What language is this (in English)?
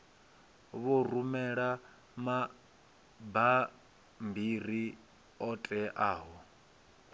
Venda